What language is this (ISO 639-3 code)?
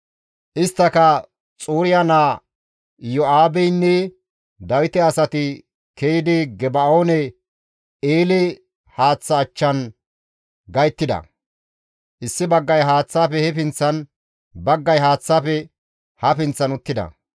gmv